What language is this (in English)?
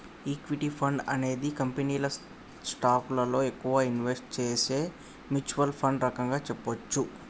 Telugu